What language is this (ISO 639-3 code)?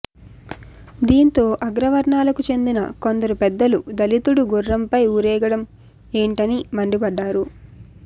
tel